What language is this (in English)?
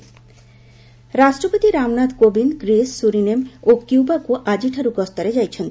Odia